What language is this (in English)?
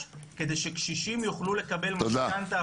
Hebrew